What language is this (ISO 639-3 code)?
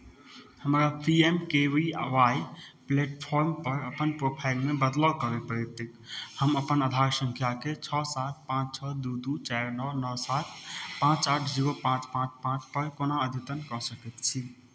mai